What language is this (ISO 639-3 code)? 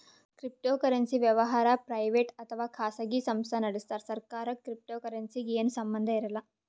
kan